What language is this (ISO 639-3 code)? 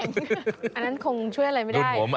tha